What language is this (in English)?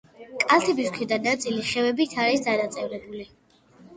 Georgian